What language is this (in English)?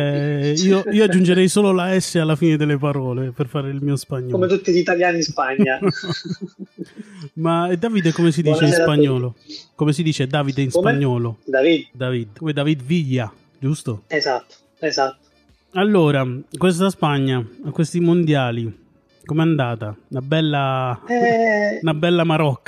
Italian